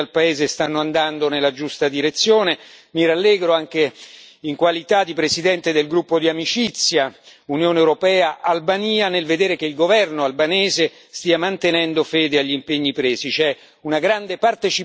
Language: Italian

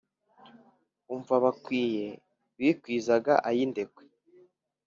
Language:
Kinyarwanda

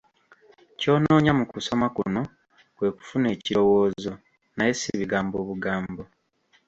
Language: Ganda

